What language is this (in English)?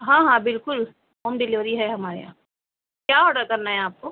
Urdu